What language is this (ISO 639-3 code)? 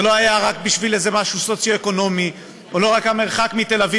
heb